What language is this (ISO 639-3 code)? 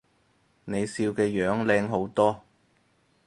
yue